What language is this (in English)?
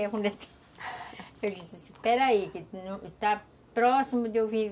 Portuguese